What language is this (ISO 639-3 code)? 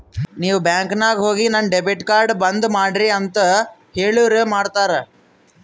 kan